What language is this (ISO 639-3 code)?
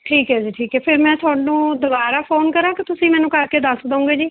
pan